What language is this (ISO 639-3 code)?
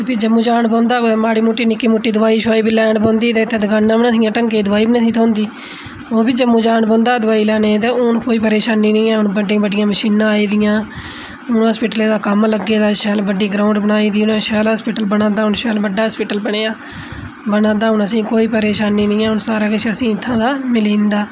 doi